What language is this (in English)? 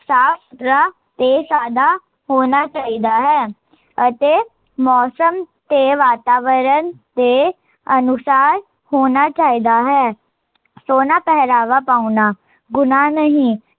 Punjabi